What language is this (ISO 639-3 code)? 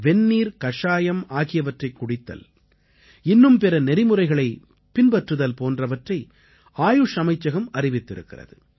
tam